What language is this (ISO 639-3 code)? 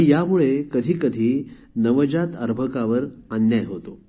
mar